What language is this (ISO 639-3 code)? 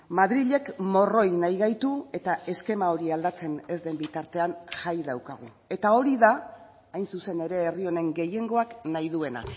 eus